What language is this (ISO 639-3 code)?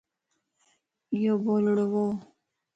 lss